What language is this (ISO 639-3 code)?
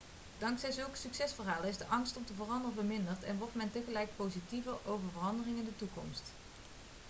nld